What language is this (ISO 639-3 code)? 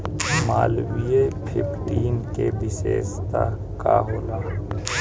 bho